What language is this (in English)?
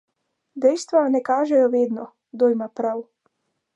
Slovenian